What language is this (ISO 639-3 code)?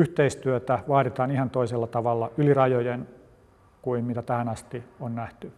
fin